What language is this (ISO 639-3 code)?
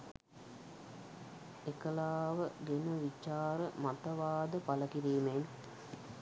sin